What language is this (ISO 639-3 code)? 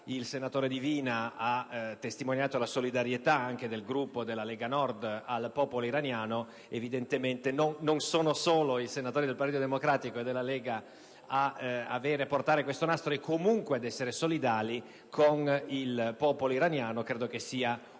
ita